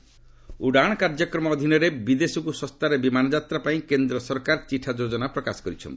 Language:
Odia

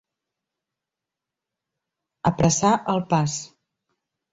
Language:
Catalan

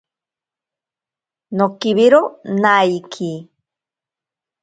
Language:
Ashéninka Perené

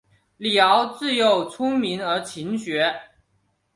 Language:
Chinese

